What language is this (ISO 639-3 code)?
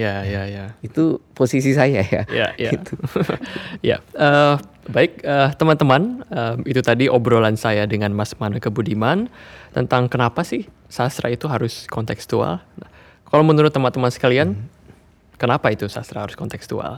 ind